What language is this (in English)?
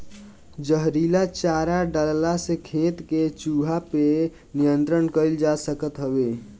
Bhojpuri